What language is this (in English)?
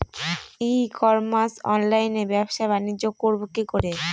Bangla